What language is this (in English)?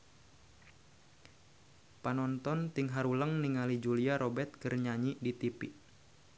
Sundanese